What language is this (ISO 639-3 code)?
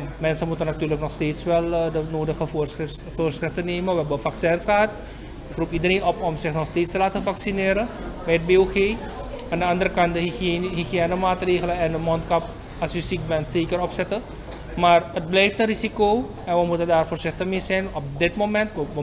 nld